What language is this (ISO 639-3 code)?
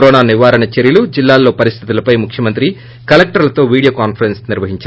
tel